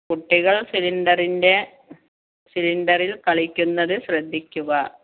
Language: Malayalam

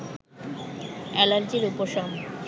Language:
Bangla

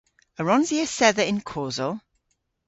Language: Cornish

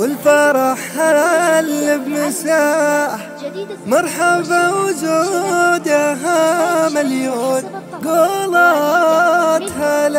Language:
Arabic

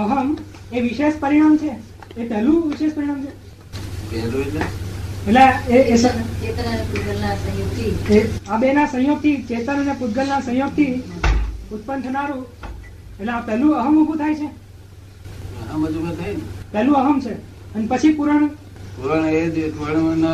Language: Gujarati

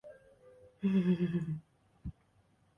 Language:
Chinese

